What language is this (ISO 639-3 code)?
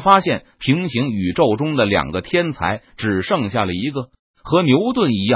zho